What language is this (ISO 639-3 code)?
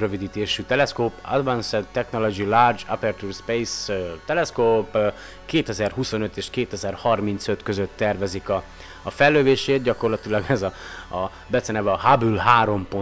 hun